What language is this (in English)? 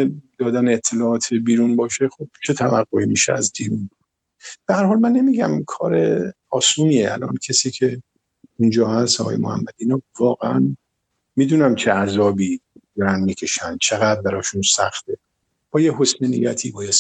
Persian